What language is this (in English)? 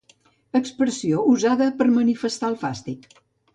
Catalan